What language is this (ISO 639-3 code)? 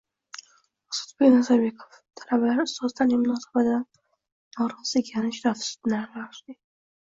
uzb